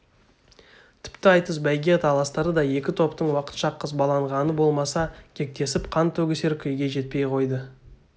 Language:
Kazakh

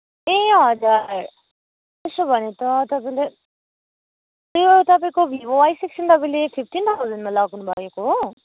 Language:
Nepali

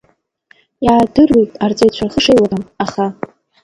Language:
Abkhazian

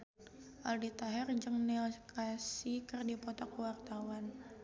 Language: Sundanese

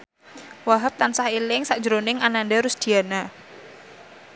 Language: Javanese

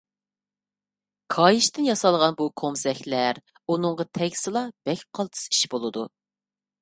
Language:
Uyghur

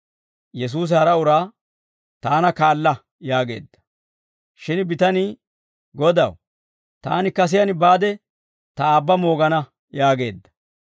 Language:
Dawro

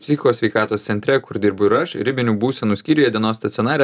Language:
Lithuanian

